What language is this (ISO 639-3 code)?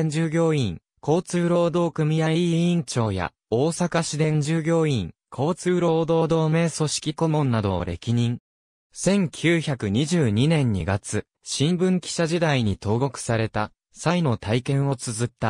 jpn